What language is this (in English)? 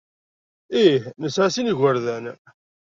Kabyle